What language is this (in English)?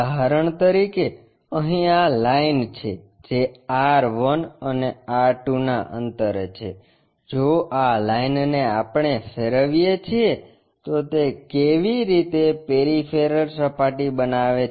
Gujarati